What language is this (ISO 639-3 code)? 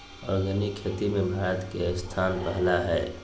mag